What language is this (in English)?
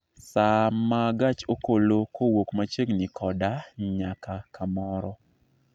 Luo (Kenya and Tanzania)